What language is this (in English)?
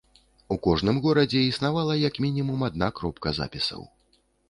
Belarusian